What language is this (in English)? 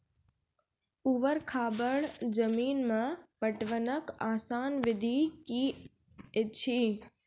Maithili